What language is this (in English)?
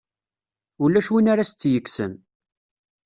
Kabyle